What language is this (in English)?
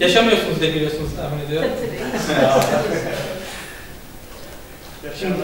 Turkish